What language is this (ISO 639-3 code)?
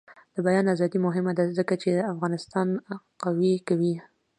pus